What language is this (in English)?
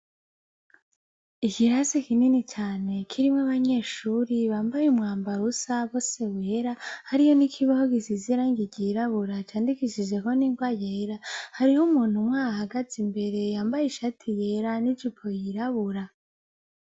Rundi